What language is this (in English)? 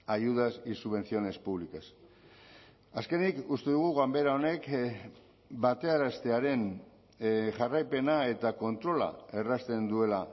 Basque